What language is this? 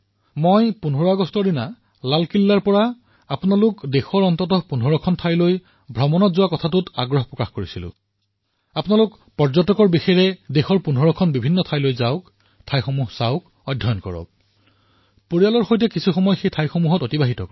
Assamese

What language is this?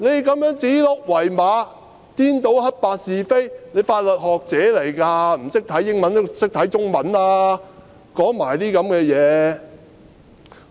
Cantonese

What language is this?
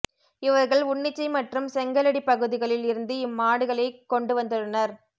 Tamil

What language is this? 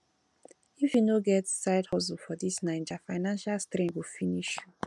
Nigerian Pidgin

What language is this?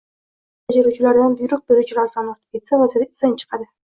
Uzbek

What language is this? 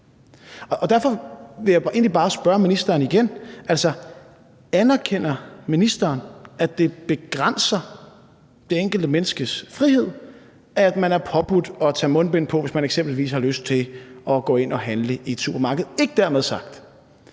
Danish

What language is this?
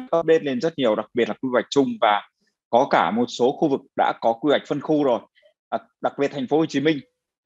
Vietnamese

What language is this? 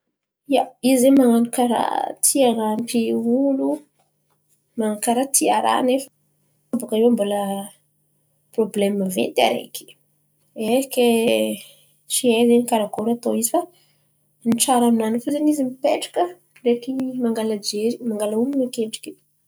Antankarana Malagasy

